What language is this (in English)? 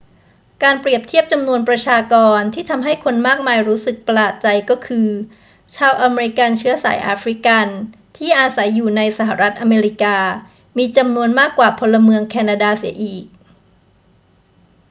Thai